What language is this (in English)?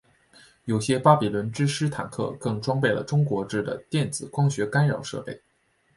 Chinese